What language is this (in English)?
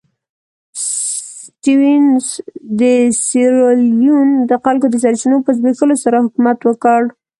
Pashto